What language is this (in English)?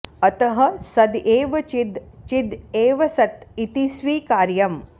Sanskrit